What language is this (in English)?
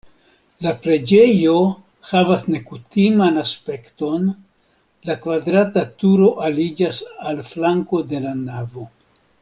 Esperanto